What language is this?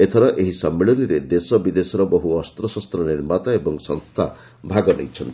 Odia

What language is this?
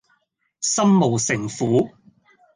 Cantonese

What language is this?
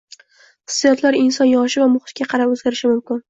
Uzbek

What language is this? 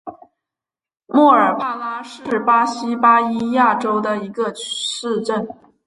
Chinese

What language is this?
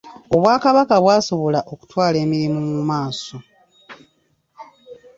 Ganda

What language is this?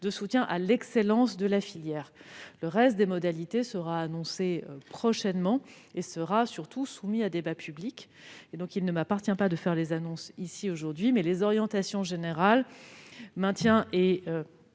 French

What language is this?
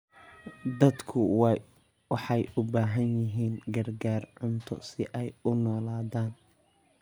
Somali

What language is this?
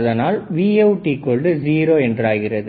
Tamil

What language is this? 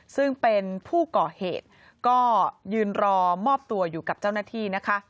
Thai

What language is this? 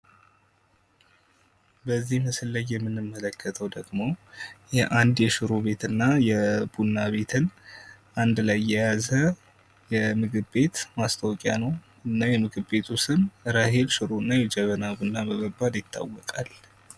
Amharic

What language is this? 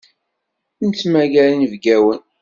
Kabyle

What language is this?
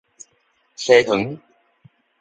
Min Nan Chinese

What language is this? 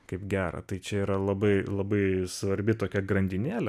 Lithuanian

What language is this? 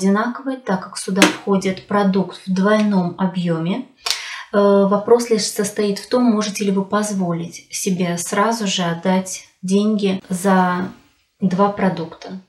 Russian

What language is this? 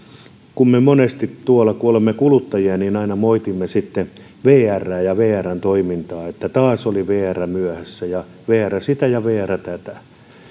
Finnish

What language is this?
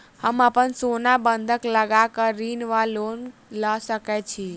Maithili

